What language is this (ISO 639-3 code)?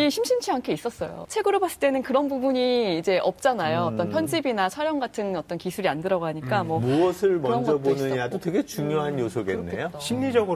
kor